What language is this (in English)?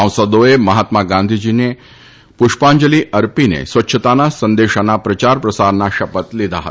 Gujarati